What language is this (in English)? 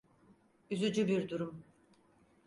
Turkish